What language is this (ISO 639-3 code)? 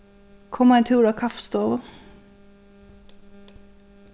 fao